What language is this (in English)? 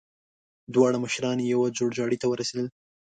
Pashto